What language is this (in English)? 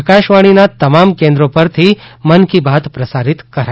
Gujarati